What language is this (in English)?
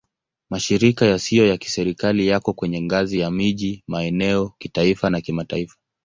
Swahili